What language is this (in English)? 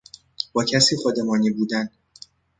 Persian